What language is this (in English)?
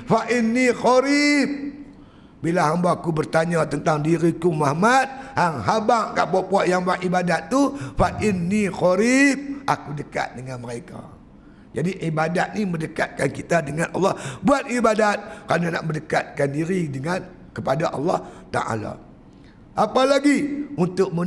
Malay